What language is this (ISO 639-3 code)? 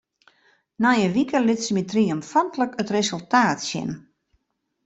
fry